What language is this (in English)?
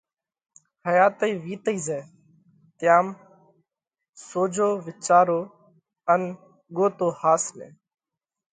Parkari Koli